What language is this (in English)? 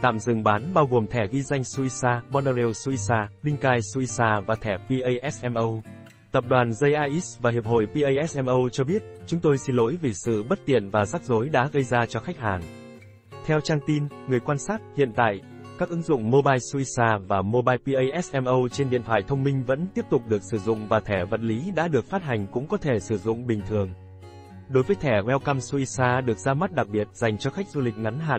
Vietnamese